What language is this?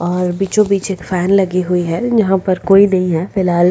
Hindi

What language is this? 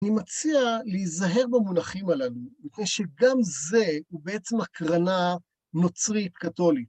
Hebrew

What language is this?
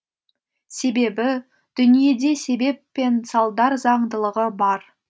Kazakh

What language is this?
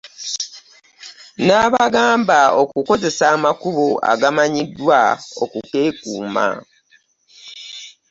Ganda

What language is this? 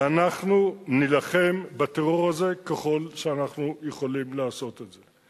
Hebrew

